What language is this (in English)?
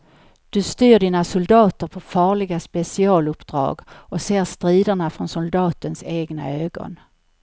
Swedish